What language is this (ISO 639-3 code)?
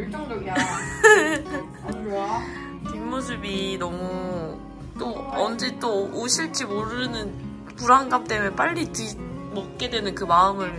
kor